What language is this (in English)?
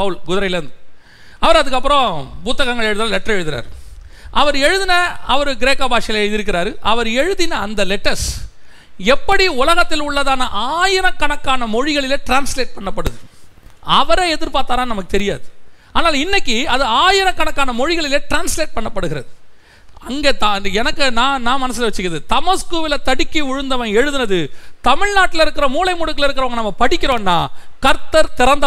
Tamil